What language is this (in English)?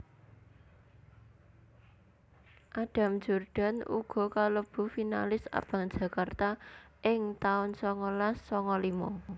Javanese